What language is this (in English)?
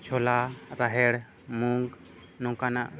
Santali